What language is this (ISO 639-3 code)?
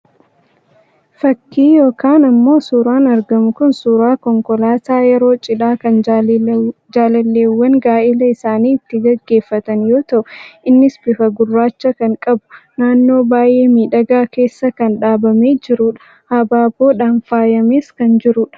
orm